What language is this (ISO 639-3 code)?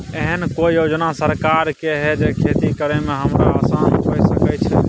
mai